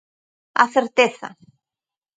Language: Galician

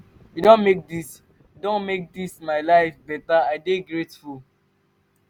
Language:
Nigerian Pidgin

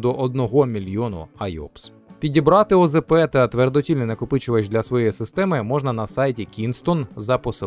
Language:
Ukrainian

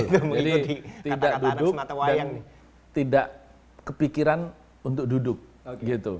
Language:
Indonesian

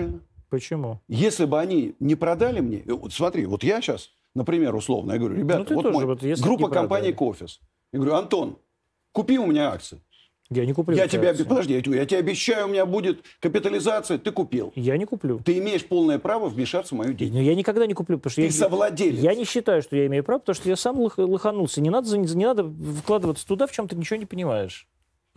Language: Russian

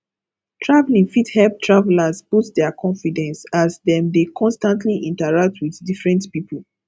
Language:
Nigerian Pidgin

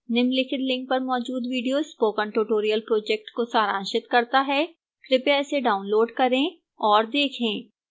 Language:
Hindi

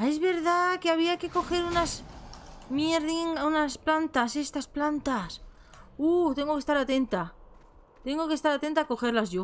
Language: Spanish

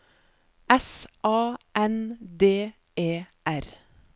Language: Norwegian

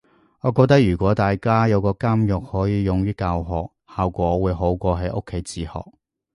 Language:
Cantonese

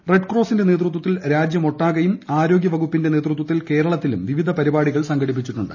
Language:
Malayalam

